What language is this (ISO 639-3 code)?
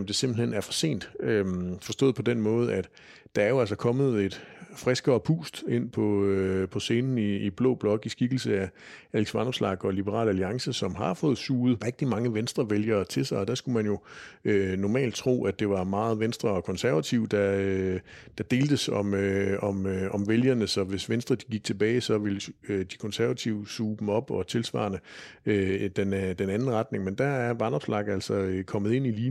dan